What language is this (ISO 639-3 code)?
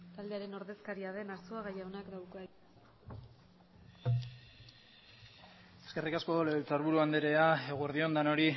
eus